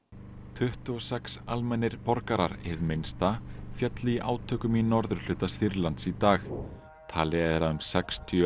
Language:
Icelandic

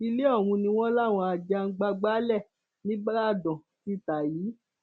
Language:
Yoruba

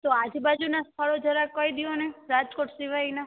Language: Gujarati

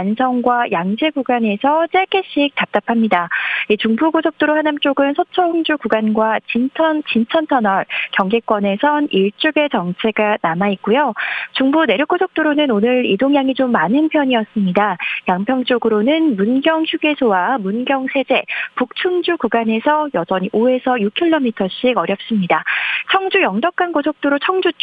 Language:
Korean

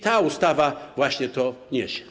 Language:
Polish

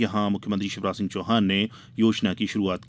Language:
Hindi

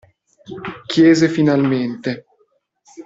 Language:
Italian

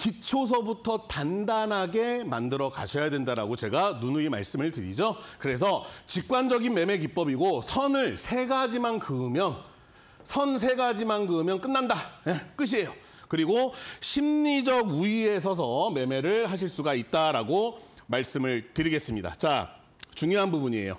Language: Korean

